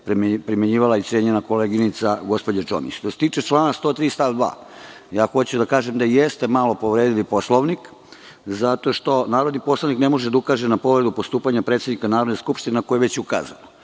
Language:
Serbian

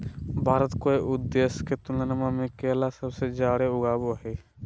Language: Magahi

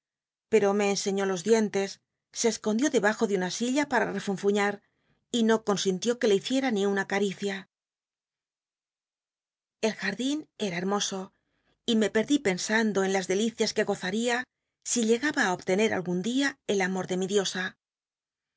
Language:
Spanish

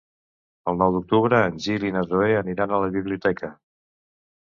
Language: Catalan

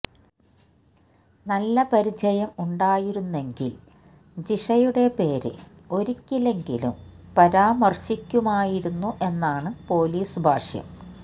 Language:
Malayalam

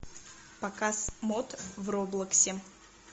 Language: Russian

